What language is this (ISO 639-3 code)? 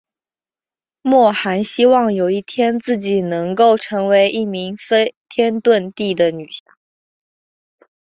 zho